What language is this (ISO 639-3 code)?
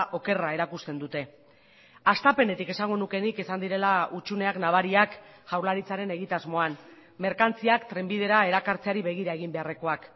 eus